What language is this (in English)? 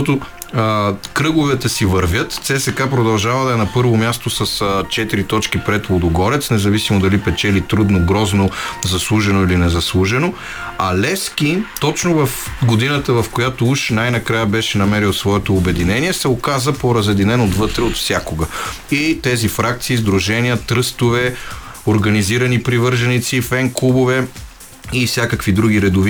Bulgarian